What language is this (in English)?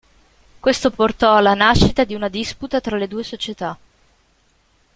Italian